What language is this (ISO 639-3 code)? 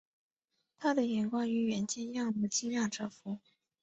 zho